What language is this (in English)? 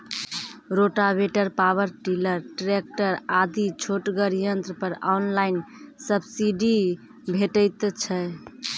Maithili